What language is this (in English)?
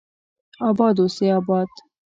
Pashto